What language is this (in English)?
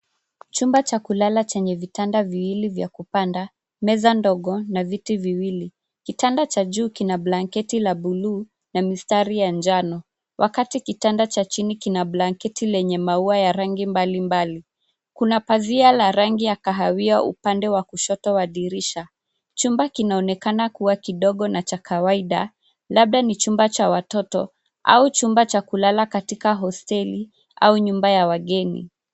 Swahili